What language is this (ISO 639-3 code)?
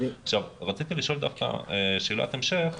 heb